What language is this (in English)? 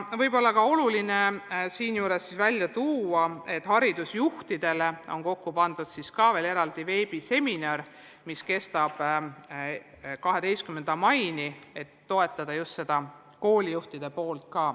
Estonian